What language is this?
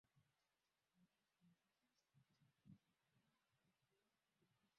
Swahili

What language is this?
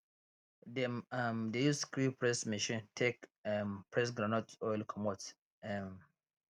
Nigerian Pidgin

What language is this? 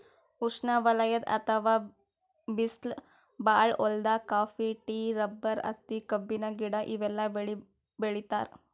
Kannada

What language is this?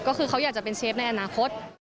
Thai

